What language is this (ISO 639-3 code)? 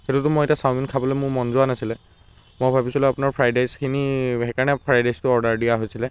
asm